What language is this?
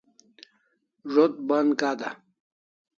Kalasha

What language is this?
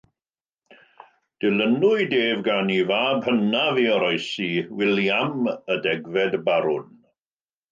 Welsh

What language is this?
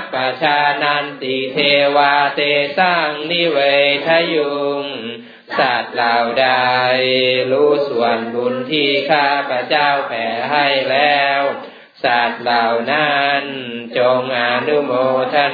Thai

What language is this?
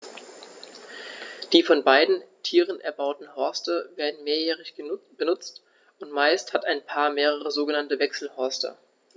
German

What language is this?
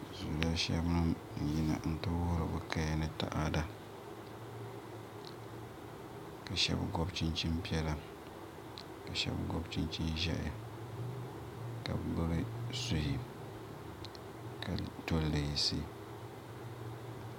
Dagbani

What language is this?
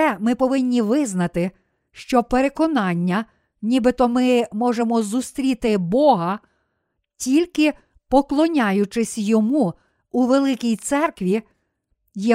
Ukrainian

